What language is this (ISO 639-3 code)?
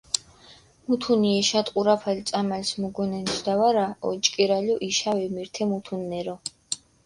xmf